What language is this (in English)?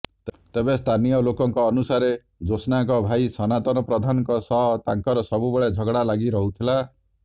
Odia